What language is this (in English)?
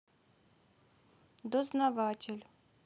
Russian